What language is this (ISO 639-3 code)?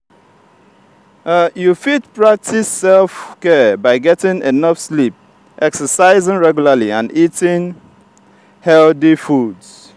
pcm